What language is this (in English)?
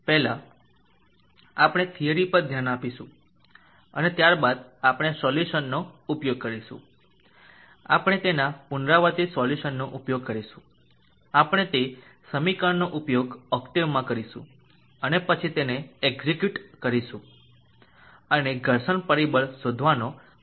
Gujarati